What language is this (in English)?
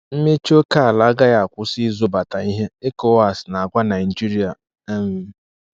Igbo